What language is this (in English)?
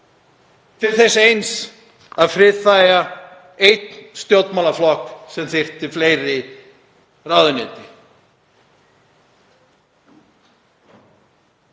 Icelandic